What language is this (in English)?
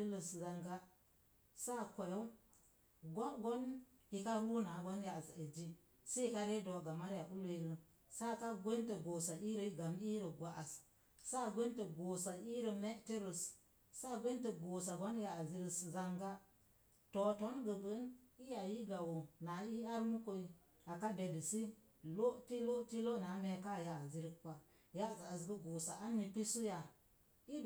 Mom Jango